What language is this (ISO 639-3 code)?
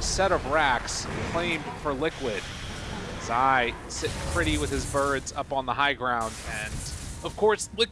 eng